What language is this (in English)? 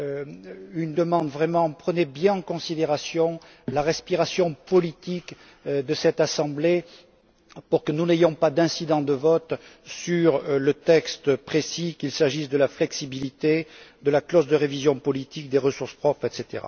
French